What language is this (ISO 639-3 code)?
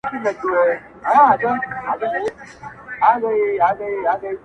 pus